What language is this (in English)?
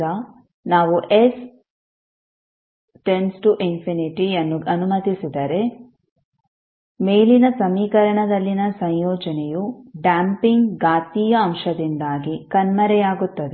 Kannada